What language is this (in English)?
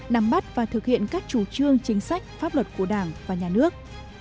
Vietnamese